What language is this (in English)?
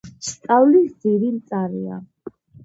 Georgian